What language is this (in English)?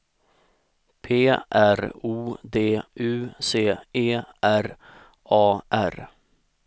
Swedish